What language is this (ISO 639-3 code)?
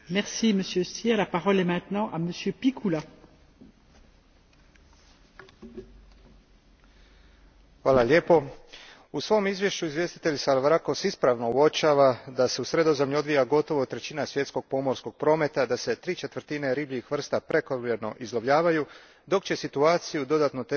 hrv